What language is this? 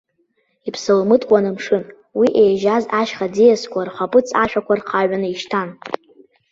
Abkhazian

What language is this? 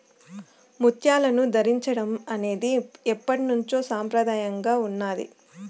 Telugu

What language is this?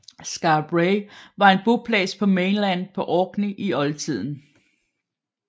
Danish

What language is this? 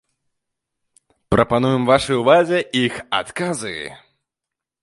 Belarusian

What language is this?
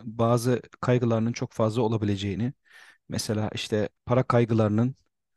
Turkish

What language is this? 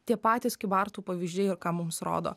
Lithuanian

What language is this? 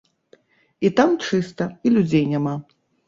Belarusian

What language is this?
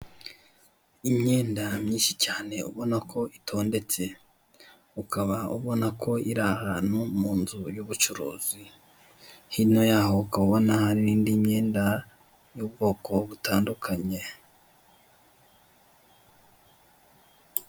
Kinyarwanda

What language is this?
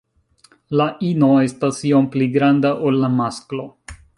Esperanto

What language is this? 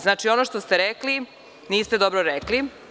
Serbian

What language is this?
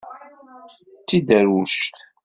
Kabyle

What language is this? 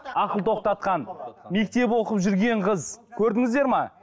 Kazakh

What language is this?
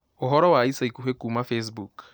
Kikuyu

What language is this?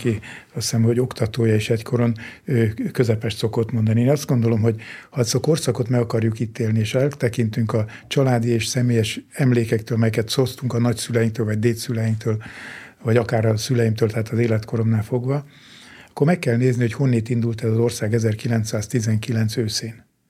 Hungarian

